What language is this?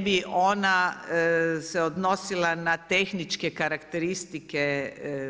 Croatian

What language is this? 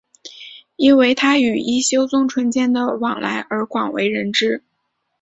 Chinese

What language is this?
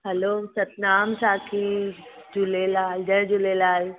Sindhi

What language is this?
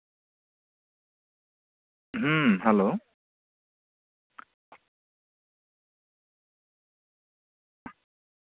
Santali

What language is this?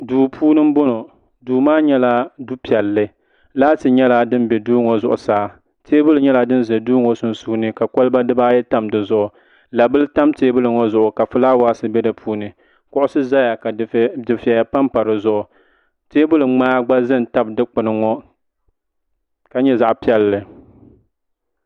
Dagbani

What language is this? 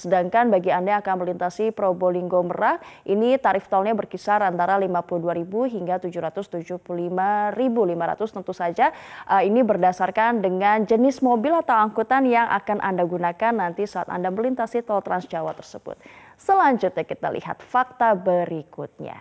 Indonesian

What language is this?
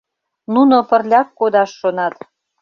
Mari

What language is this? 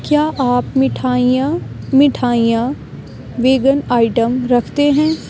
Urdu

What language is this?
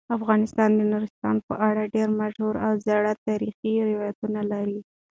Pashto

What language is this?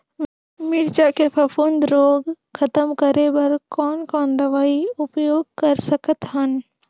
Chhattisgarhi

